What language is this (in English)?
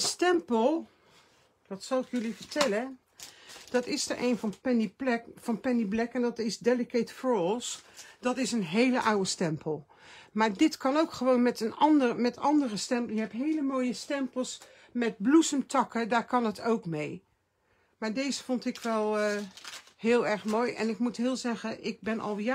Dutch